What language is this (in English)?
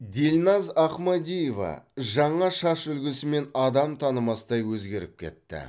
Kazakh